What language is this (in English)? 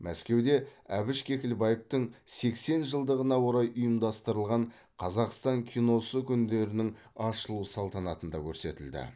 Kazakh